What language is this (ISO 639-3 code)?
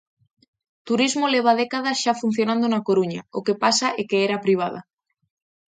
glg